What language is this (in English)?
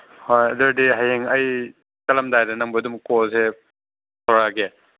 Manipuri